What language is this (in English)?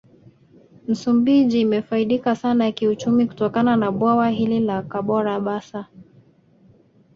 Swahili